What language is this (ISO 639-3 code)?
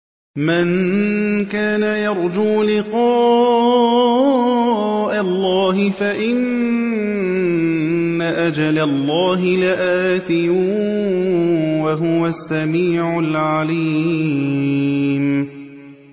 ara